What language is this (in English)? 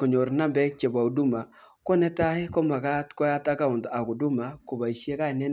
Kalenjin